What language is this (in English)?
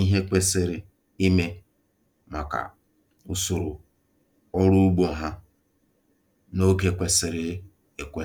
Igbo